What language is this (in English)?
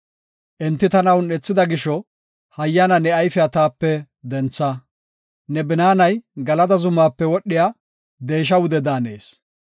Gofa